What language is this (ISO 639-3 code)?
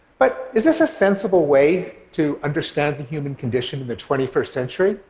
eng